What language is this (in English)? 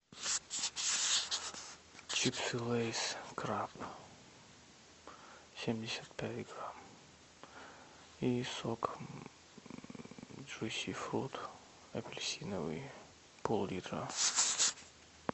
Russian